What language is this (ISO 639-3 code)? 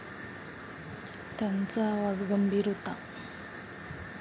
mar